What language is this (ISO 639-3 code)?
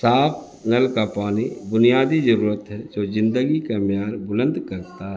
urd